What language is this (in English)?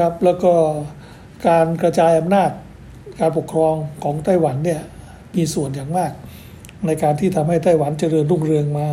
Thai